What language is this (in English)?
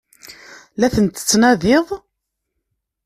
Kabyle